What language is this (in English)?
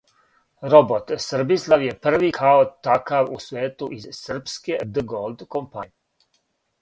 Serbian